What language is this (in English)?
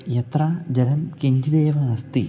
Sanskrit